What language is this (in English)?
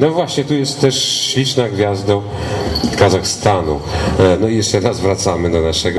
Polish